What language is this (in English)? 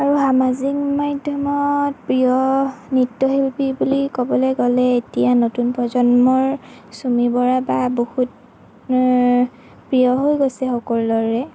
Assamese